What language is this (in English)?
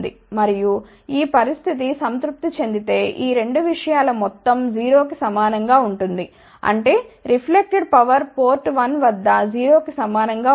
Telugu